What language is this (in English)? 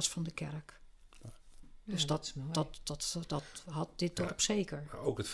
Dutch